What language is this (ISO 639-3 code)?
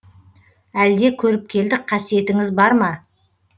kaz